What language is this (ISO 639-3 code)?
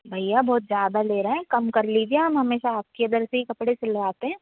hin